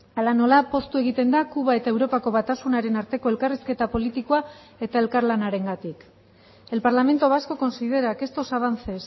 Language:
Basque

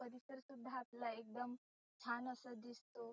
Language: Marathi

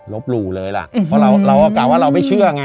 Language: Thai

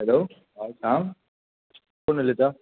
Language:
Konkani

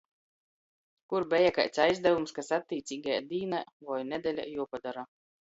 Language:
Latgalian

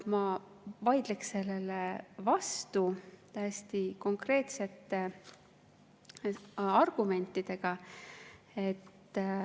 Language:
Estonian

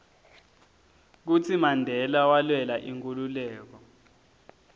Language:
Swati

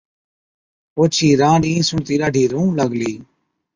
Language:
Od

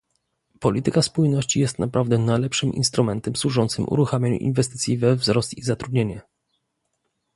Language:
Polish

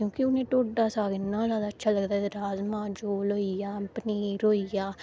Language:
Dogri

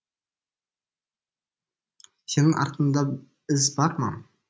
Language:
Kazakh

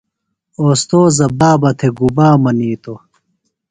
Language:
Phalura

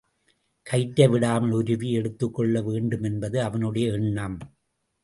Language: Tamil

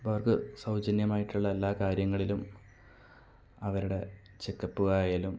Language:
Malayalam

